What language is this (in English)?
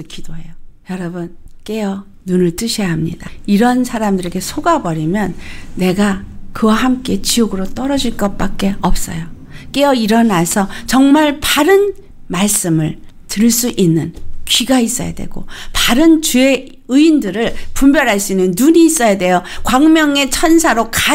Korean